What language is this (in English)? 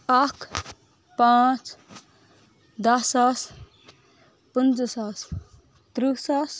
Kashmiri